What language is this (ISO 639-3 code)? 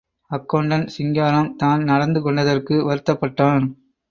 tam